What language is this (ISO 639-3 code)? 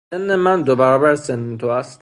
fas